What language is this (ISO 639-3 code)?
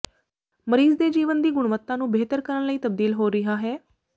pan